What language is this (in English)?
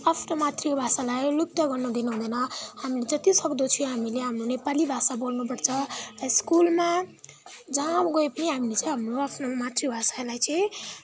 Nepali